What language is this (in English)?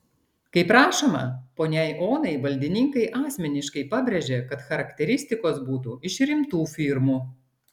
Lithuanian